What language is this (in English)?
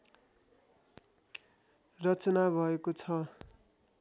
Nepali